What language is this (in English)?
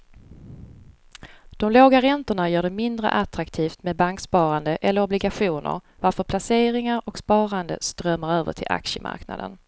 Swedish